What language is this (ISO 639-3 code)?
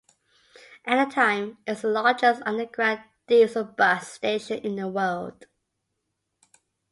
eng